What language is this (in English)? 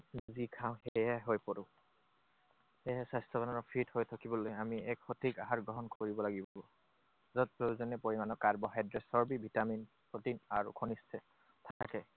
Assamese